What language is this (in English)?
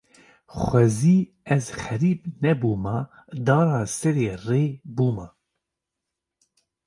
Kurdish